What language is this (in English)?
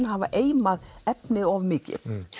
Icelandic